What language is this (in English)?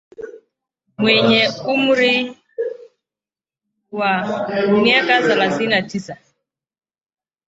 Swahili